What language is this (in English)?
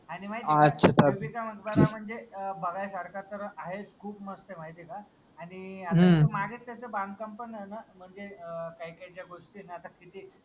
Marathi